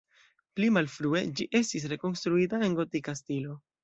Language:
Esperanto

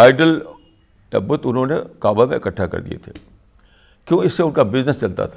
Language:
Urdu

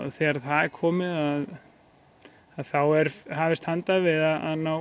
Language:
Icelandic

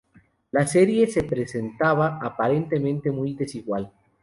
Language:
Spanish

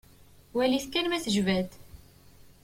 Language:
Kabyle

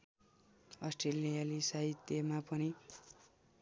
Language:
Nepali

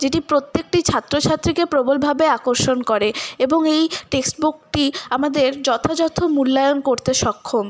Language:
Bangla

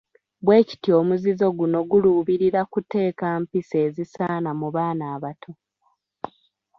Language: Ganda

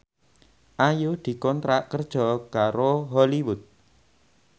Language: Javanese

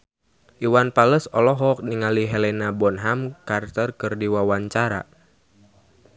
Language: Sundanese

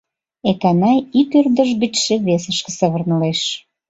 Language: Mari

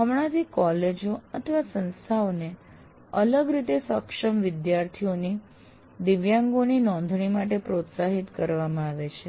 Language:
Gujarati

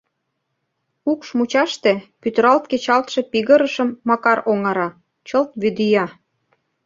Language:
Mari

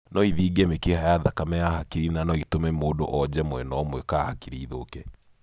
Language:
Kikuyu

